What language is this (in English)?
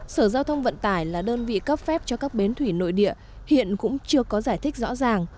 Vietnamese